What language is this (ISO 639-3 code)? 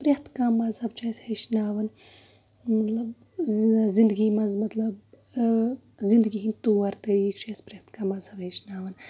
kas